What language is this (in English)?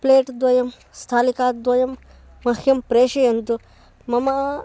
Sanskrit